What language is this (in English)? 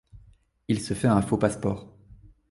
French